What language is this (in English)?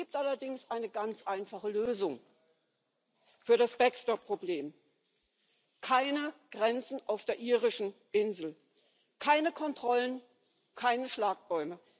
German